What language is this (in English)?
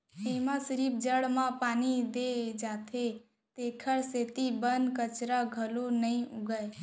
Chhattisgarhi